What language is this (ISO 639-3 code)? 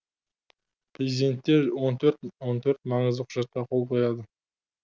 kaz